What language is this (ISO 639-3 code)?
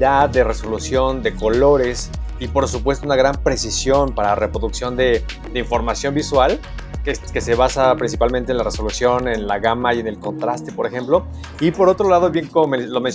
spa